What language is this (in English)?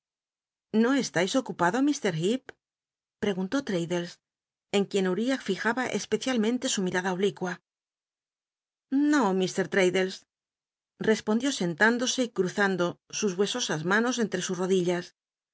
Spanish